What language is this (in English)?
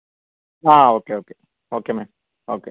Malayalam